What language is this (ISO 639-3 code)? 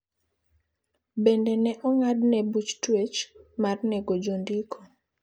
luo